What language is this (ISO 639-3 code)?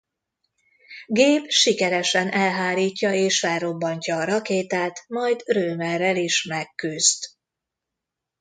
hun